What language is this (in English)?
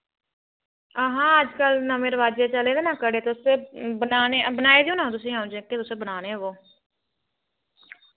Dogri